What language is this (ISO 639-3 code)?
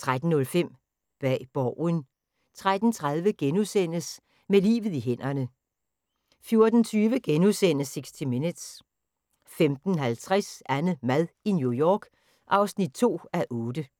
dan